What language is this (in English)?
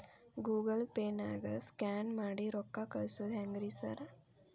Kannada